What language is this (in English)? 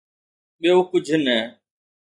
Sindhi